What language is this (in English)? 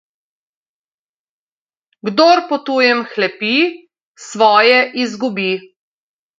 Slovenian